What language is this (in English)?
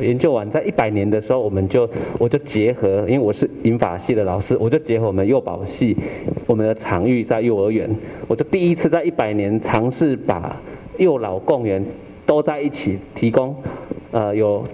Chinese